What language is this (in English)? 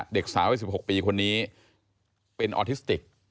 Thai